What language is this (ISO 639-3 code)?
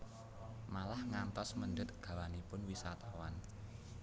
jav